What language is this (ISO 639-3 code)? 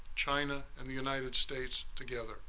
eng